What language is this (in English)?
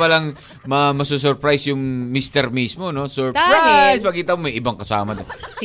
Filipino